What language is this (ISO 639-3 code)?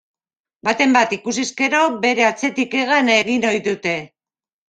eus